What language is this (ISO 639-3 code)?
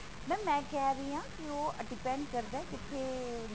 pan